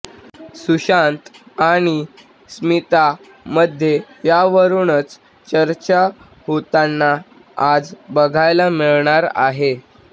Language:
Marathi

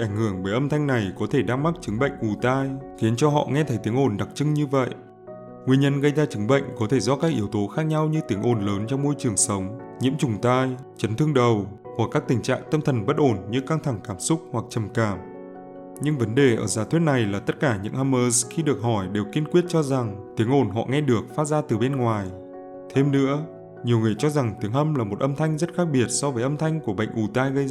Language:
Vietnamese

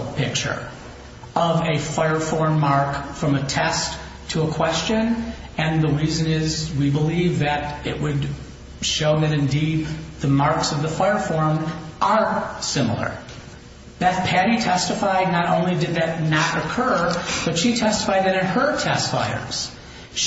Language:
English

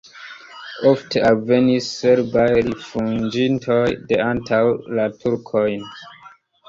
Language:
Esperanto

